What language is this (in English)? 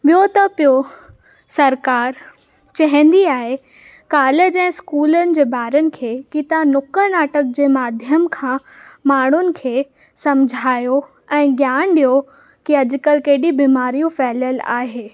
Sindhi